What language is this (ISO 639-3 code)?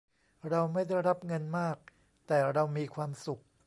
tha